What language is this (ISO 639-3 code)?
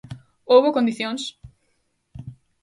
glg